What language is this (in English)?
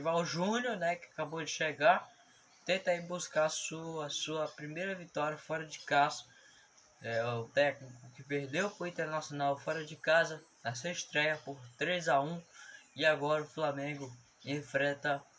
Portuguese